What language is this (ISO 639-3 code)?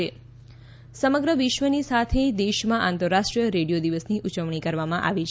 guj